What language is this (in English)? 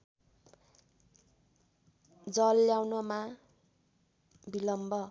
Nepali